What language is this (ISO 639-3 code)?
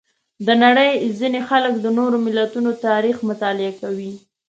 pus